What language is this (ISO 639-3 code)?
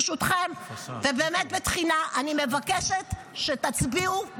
heb